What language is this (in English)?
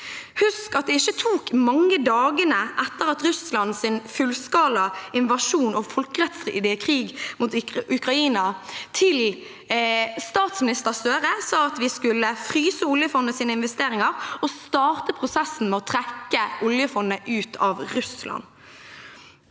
Norwegian